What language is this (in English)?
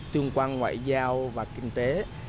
Vietnamese